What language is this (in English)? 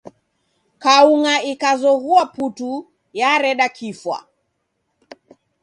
Taita